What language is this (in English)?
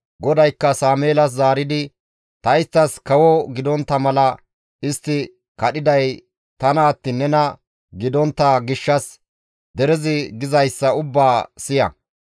Gamo